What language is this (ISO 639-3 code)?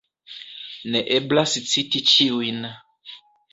epo